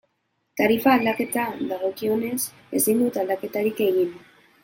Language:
Basque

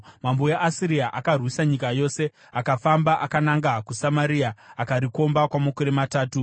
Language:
Shona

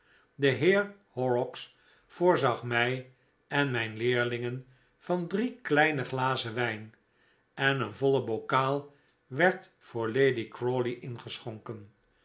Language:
Dutch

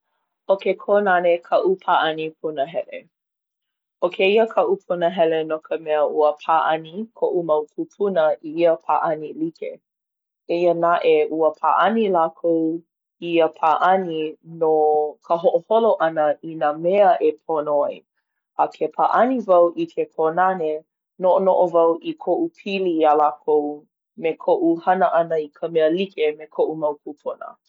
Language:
Hawaiian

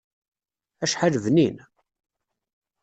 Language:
Kabyle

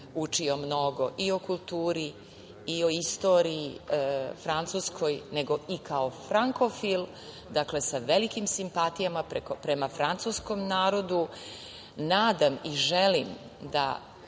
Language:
Serbian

